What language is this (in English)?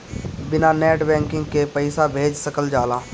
Bhojpuri